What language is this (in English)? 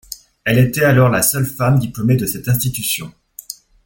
French